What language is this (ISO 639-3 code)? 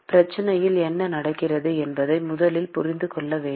tam